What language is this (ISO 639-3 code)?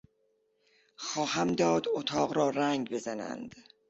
fas